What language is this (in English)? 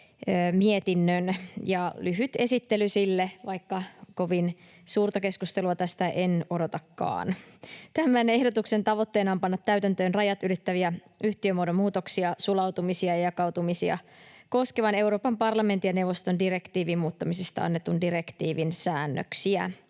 Finnish